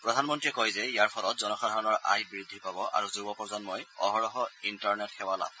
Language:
Assamese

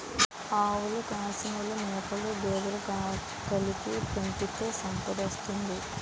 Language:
Telugu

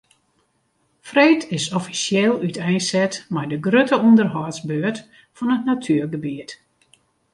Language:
Western Frisian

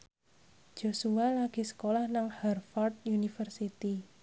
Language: Javanese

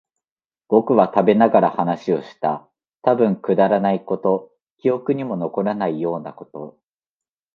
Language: Japanese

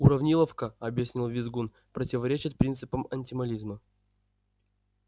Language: Russian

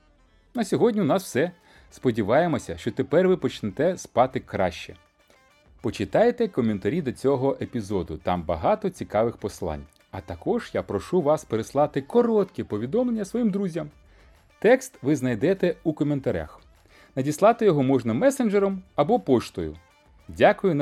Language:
Ukrainian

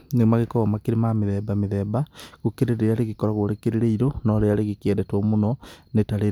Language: Kikuyu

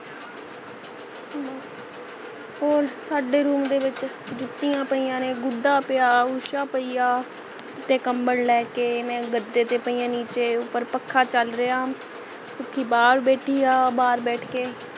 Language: Punjabi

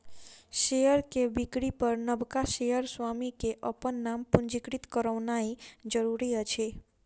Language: Maithili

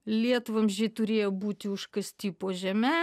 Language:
Lithuanian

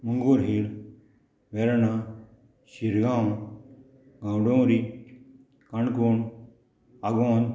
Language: Konkani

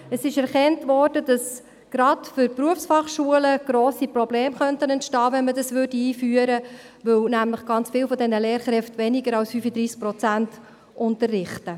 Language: Swiss German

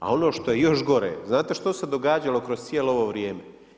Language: Croatian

